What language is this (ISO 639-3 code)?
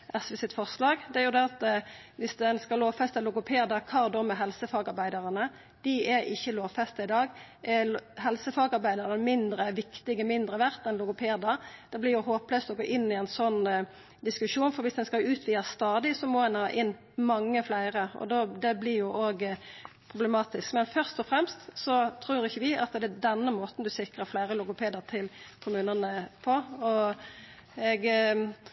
nno